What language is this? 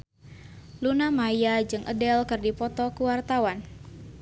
Sundanese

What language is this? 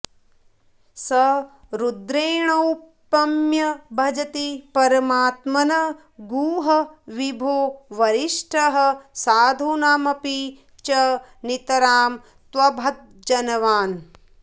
Sanskrit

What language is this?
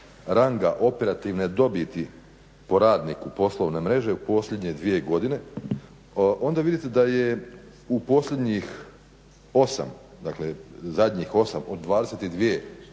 Croatian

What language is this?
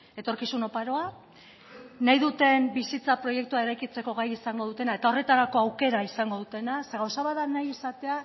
Basque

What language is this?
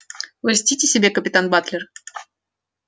Russian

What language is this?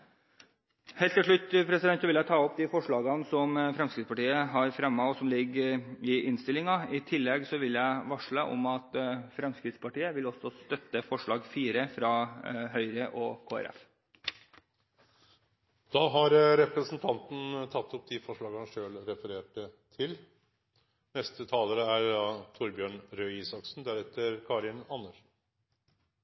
Norwegian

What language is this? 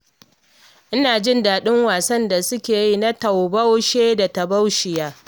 Hausa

